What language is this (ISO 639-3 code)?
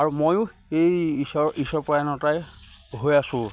asm